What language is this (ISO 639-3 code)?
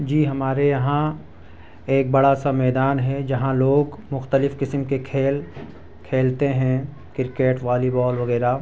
urd